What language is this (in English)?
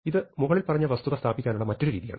Malayalam